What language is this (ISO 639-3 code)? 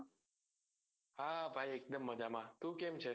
guj